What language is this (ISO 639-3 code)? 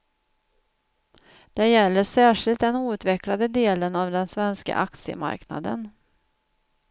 swe